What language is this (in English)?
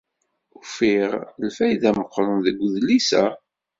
Kabyle